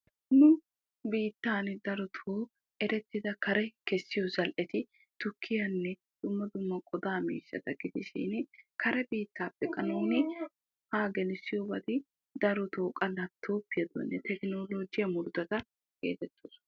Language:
Wolaytta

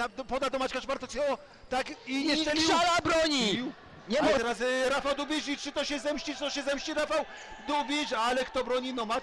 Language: Polish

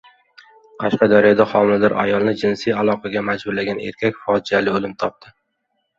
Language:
Uzbek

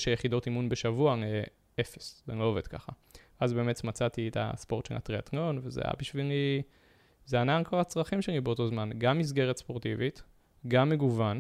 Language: Hebrew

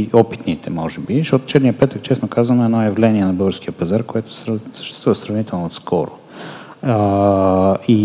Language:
Bulgarian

